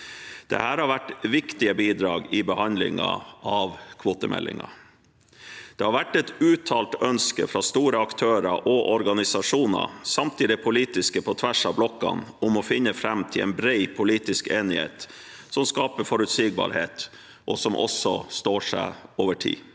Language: Norwegian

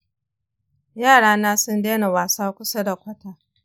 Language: Hausa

